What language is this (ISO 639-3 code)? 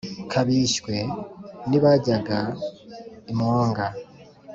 kin